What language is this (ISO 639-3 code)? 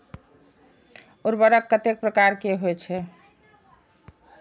mai